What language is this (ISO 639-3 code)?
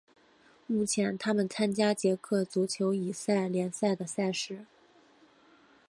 zho